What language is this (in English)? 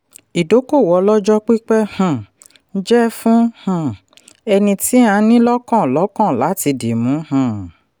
Yoruba